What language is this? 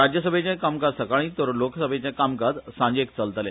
Konkani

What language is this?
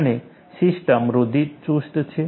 Gujarati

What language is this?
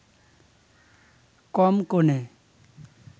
Bangla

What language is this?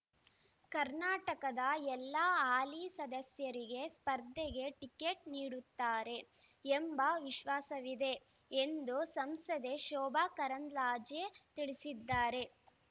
Kannada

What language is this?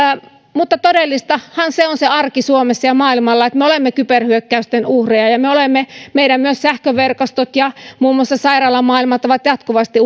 Finnish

